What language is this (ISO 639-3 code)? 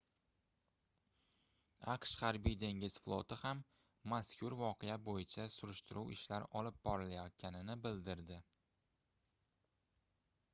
uzb